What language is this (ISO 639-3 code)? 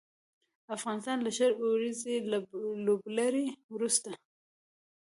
pus